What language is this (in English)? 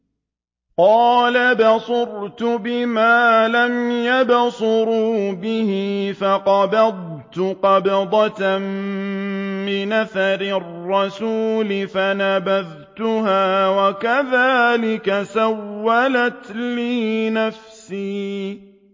Arabic